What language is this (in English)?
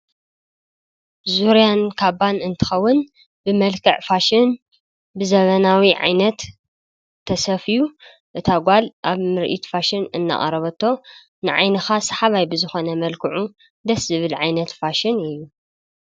Tigrinya